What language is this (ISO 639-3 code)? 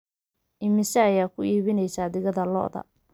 som